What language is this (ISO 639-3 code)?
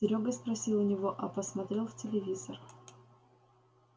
rus